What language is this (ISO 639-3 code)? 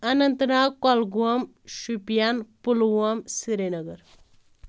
kas